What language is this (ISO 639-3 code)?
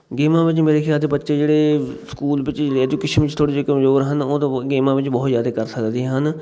pan